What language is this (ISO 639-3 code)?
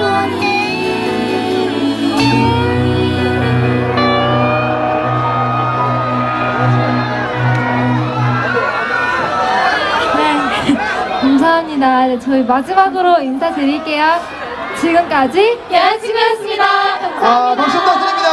kor